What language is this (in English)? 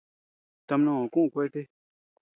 Tepeuxila Cuicatec